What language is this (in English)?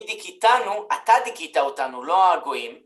Hebrew